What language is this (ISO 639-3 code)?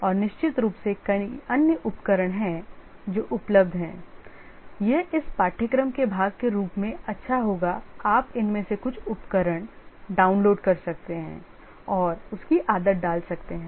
hin